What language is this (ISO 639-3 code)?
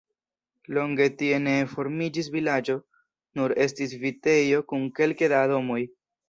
epo